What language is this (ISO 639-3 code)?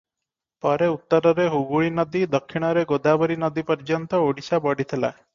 ori